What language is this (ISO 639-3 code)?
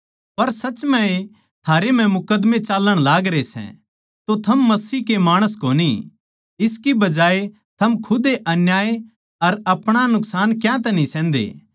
bgc